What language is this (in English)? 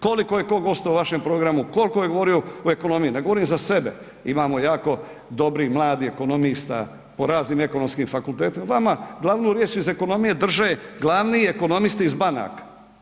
Croatian